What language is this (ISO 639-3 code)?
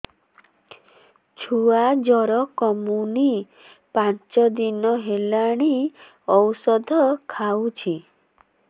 ori